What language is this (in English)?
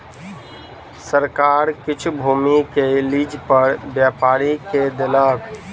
Maithili